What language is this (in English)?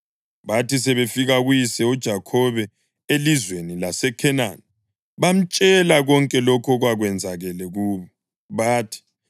North Ndebele